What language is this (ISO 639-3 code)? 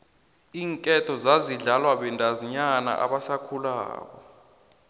nbl